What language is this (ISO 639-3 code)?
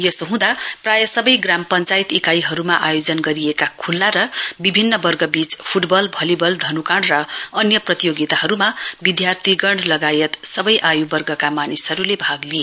nep